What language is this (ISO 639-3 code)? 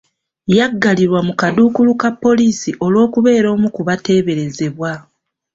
lug